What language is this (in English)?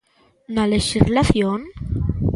Galician